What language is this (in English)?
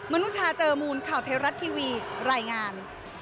Thai